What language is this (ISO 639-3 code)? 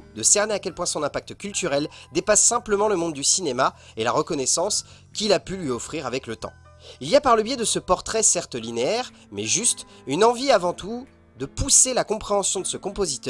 fra